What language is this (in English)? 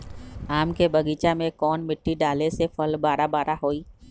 Magahi